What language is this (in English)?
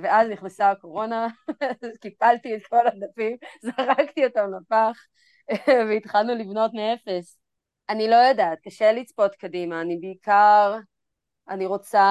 Hebrew